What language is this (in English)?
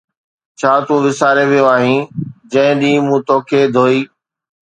Sindhi